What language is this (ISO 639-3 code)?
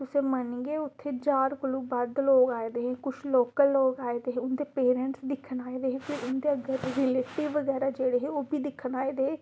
doi